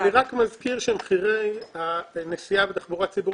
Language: Hebrew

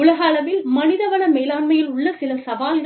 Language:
Tamil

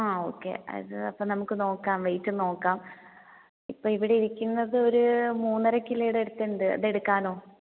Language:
Malayalam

